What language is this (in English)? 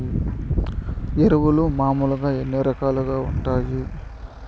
Telugu